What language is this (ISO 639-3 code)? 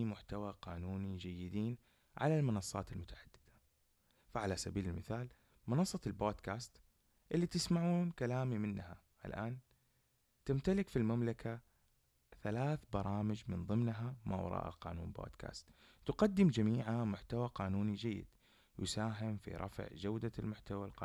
ara